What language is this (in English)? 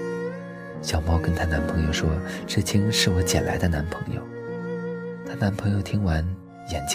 Chinese